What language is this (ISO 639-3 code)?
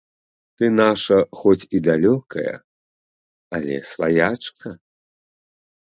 bel